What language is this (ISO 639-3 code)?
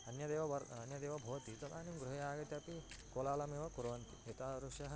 san